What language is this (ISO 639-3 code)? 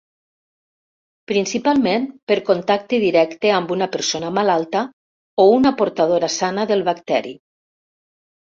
cat